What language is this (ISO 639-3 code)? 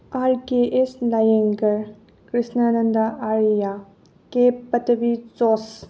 mni